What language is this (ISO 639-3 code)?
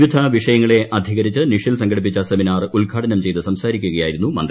mal